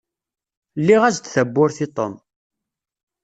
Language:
Kabyle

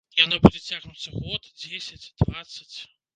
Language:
Belarusian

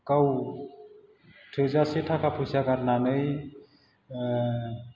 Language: Bodo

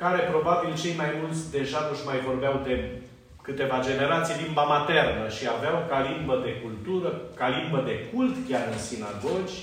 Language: Romanian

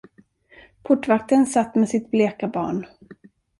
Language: Swedish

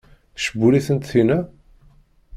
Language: Kabyle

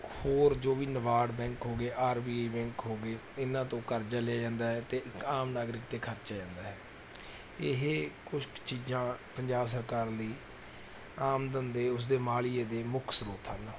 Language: Punjabi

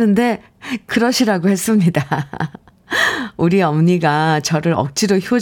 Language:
Korean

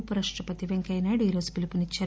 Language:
Telugu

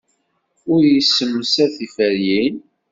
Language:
Kabyle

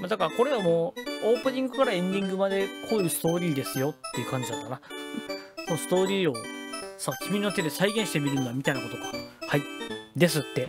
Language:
Japanese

